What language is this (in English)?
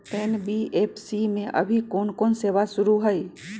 Magahi